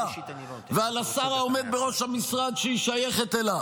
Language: Hebrew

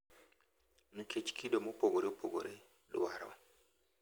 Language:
Luo (Kenya and Tanzania)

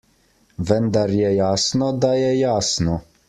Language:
Slovenian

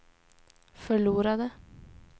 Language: Swedish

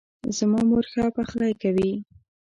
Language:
Pashto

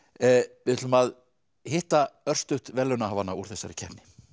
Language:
Icelandic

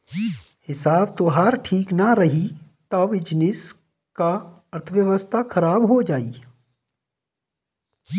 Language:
Bhojpuri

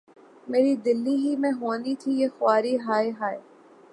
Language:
Urdu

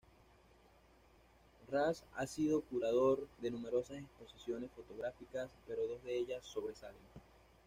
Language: Spanish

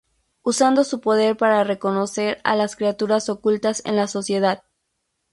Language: Spanish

